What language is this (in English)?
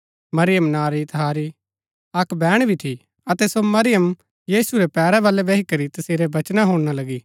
Gaddi